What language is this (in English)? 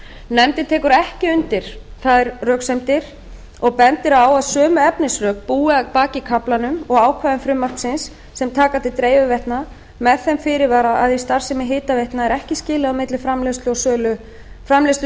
Icelandic